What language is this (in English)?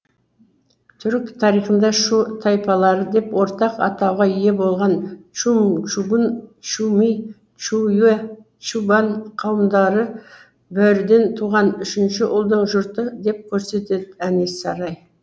Kazakh